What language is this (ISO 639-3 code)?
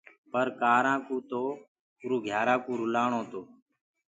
ggg